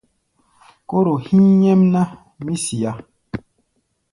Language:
Gbaya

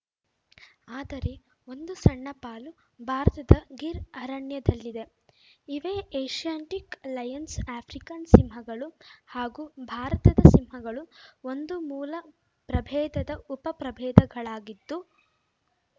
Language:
Kannada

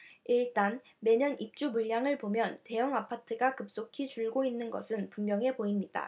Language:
Korean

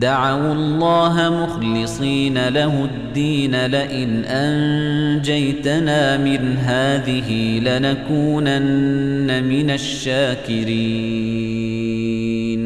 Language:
Arabic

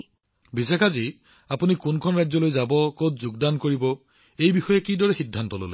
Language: Assamese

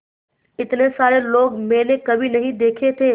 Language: Hindi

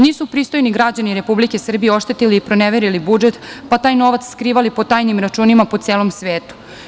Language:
Serbian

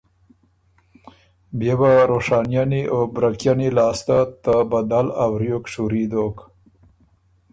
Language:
Ormuri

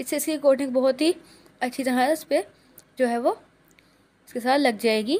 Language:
Hindi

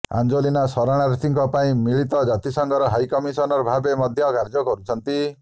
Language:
Odia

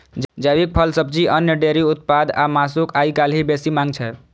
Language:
Maithili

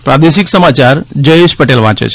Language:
Gujarati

